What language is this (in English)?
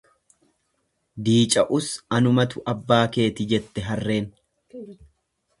Oromo